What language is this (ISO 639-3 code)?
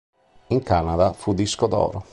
ita